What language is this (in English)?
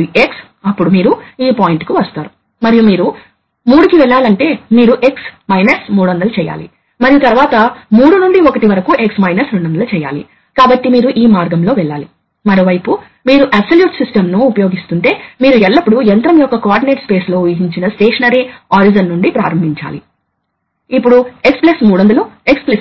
Telugu